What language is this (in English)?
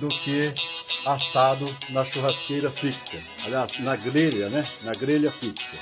Portuguese